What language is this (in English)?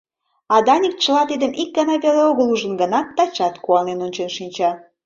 Mari